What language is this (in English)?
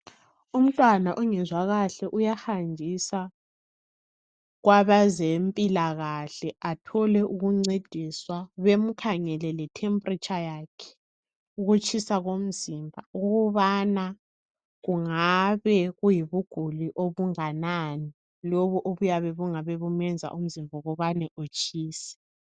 North Ndebele